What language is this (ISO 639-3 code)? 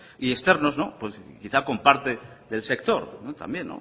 spa